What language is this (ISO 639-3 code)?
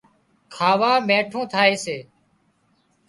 kxp